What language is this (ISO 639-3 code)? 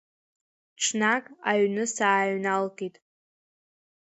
abk